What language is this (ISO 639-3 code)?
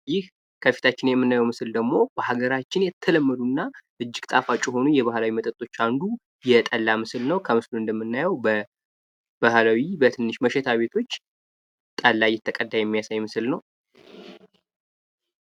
amh